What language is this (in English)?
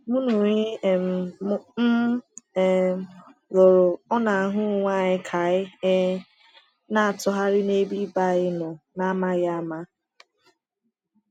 Igbo